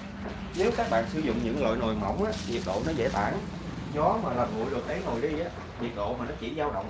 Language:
Vietnamese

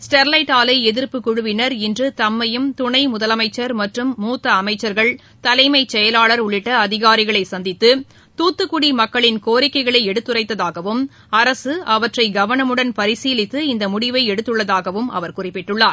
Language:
Tamil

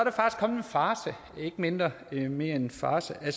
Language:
Danish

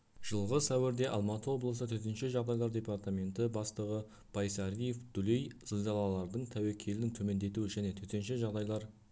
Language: Kazakh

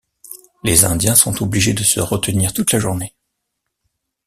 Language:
French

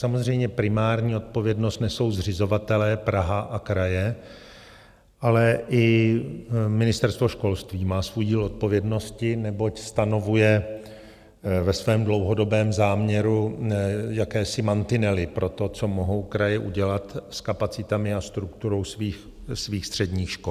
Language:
Czech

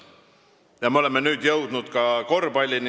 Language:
Estonian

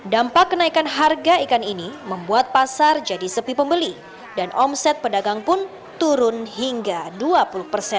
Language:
Indonesian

